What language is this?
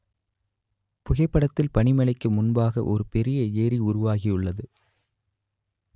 Tamil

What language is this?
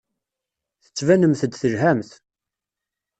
Kabyle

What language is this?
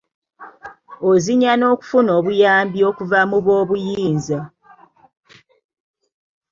Ganda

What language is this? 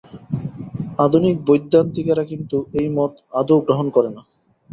Bangla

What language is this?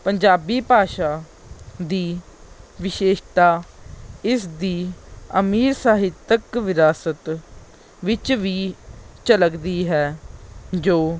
Punjabi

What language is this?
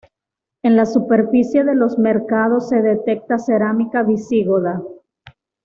Spanish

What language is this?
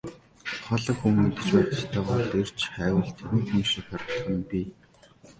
Mongolian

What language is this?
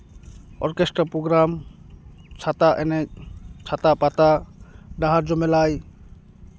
Santali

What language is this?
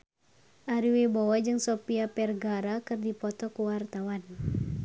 Sundanese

